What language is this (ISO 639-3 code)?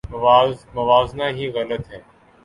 urd